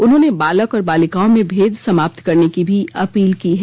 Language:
Hindi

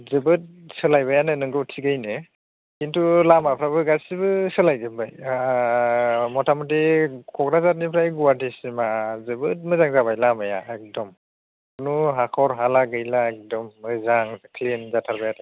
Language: Bodo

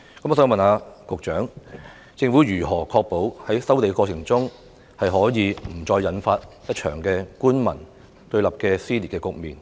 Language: Cantonese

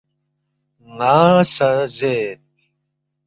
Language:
Balti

